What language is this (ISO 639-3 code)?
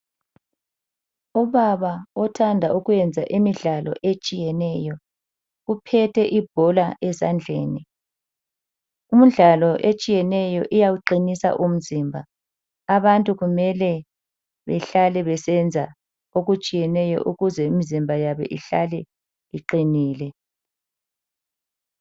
nde